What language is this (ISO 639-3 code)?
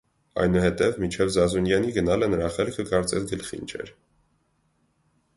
hye